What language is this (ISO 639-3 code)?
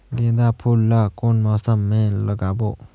hne